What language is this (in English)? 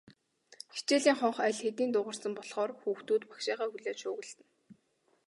Mongolian